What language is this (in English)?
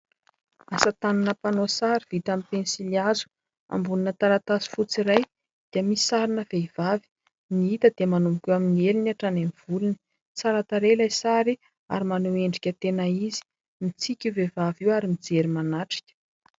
Malagasy